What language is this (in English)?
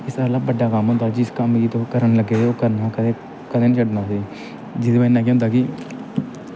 Dogri